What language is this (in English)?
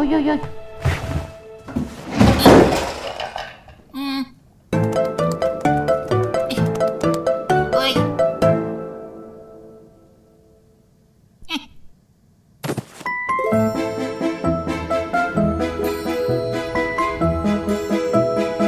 Russian